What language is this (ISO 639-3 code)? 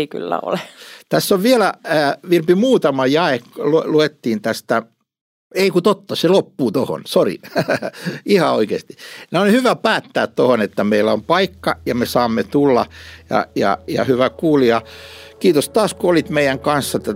fin